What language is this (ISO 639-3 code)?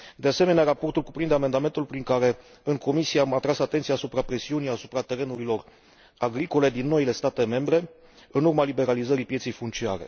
ron